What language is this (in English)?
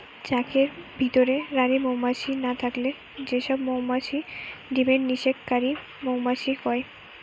Bangla